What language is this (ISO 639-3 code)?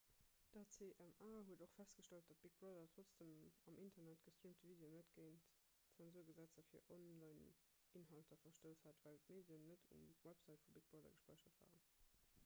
ltz